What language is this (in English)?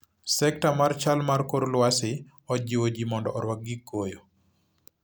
Luo (Kenya and Tanzania)